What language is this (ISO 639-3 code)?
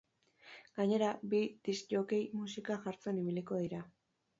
eus